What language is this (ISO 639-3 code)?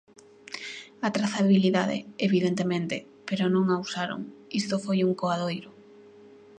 glg